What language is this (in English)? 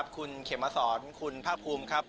Thai